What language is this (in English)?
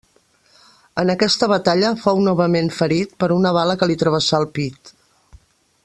Catalan